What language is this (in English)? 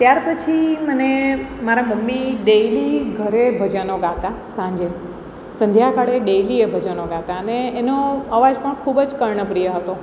Gujarati